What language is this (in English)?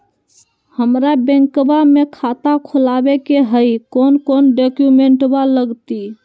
Magahi